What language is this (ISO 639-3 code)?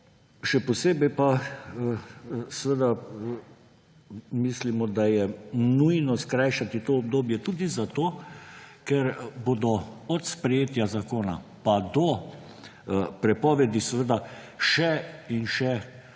slv